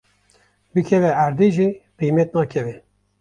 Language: Kurdish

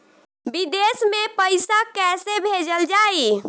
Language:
Bhojpuri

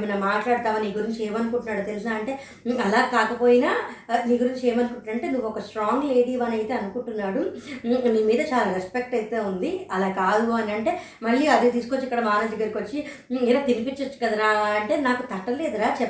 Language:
Telugu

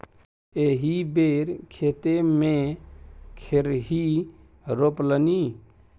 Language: Maithili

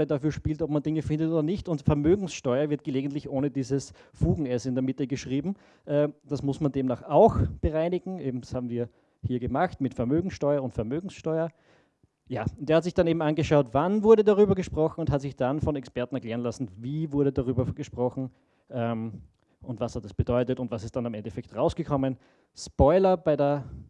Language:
German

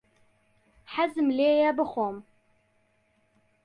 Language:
Central Kurdish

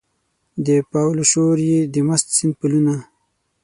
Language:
Pashto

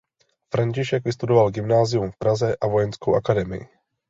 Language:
Czech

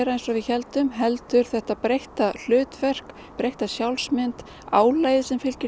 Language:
Icelandic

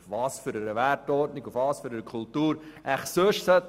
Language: Swiss German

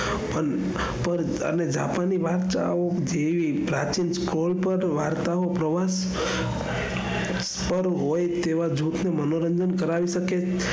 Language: Gujarati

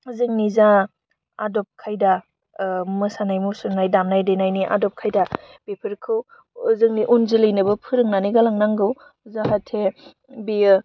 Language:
Bodo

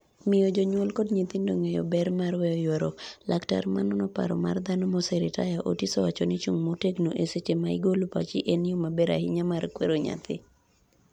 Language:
Luo (Kenya and Tanzania)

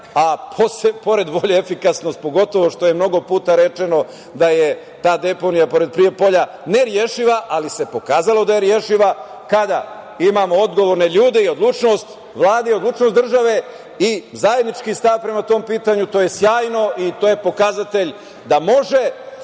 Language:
Serbian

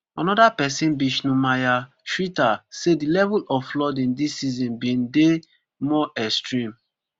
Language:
Nigerian Pidgin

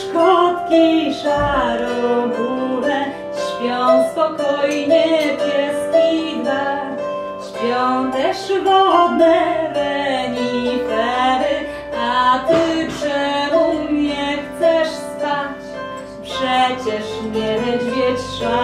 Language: Polish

